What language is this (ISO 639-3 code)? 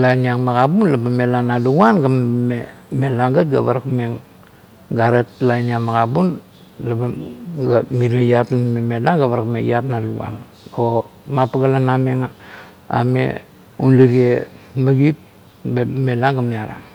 kto